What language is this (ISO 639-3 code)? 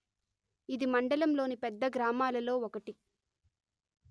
tel